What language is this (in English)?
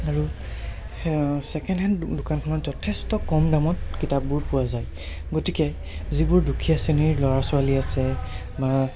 Assamese